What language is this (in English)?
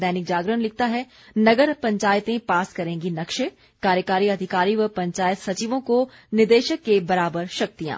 Hindi